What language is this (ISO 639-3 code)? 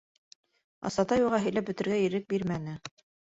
bak